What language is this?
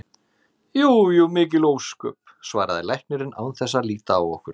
Icelandic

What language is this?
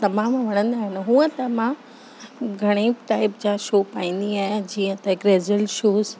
Sindhi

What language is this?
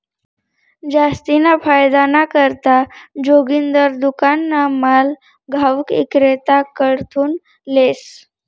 Marathi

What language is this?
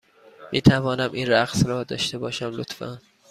Persian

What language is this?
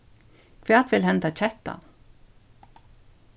Faroese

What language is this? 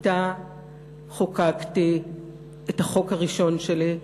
Hebrew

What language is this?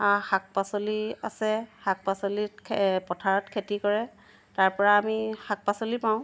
Assamese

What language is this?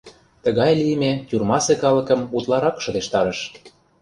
Mari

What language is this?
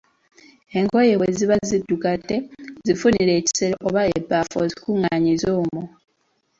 Ganda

